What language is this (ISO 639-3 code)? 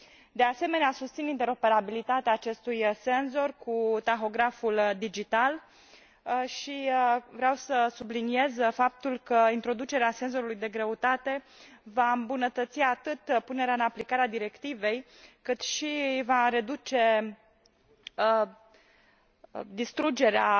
ron